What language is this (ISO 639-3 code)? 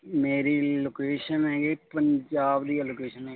pan